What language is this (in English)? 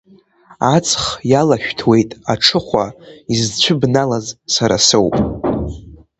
Abkhazian